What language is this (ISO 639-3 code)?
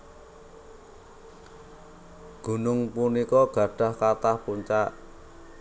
jav